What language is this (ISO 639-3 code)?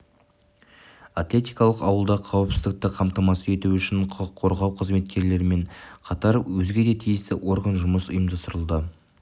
kaz